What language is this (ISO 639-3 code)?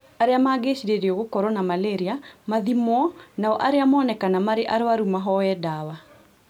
kik